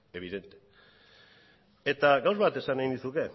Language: Basque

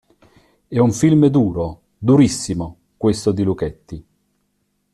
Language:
Italian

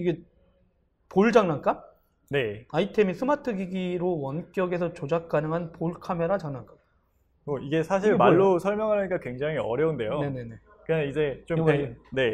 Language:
Korean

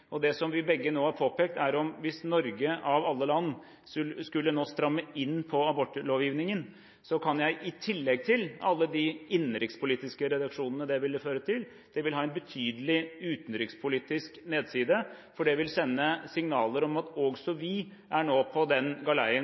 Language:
Norwegian Bokmål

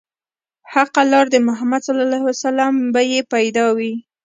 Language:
Pashto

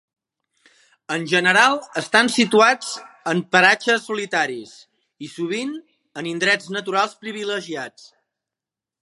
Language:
Catalan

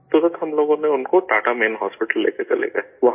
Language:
Urdu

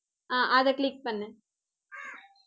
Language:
Tamil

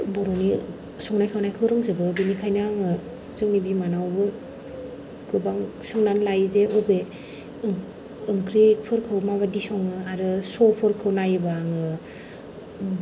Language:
Bodo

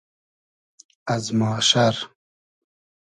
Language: Hazaragi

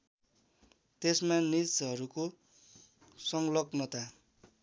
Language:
Nepali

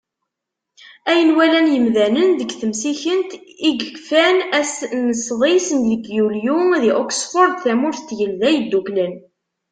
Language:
Kabyle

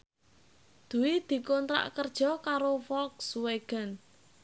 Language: Javanese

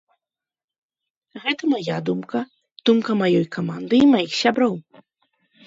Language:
Belarusian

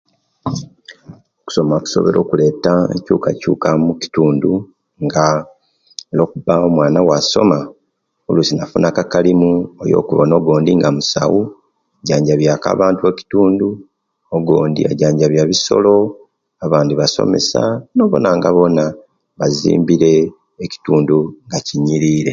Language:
Kenyi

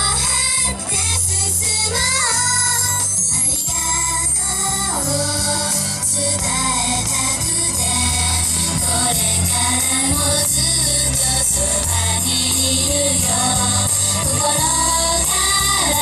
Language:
Japanese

